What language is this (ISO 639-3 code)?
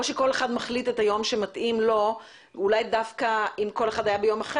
heb